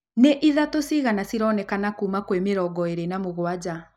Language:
Kikuyu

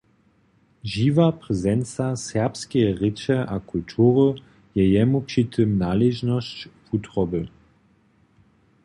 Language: Upper Sorbian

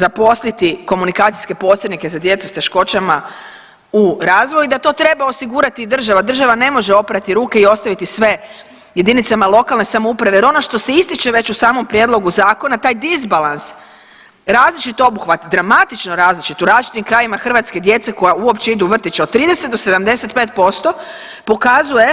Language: Croatian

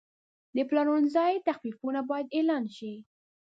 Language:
Pashto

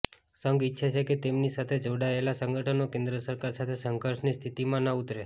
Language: Gujarati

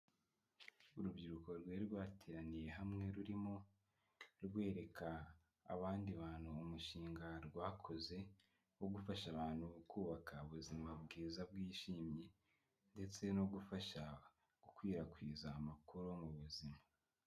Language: Kinyarwanda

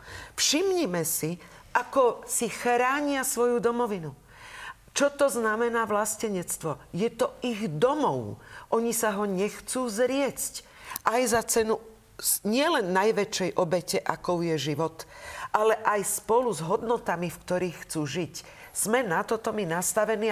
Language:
Slovak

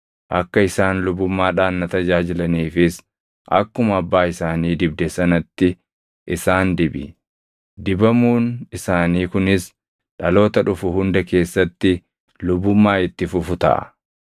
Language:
Oromo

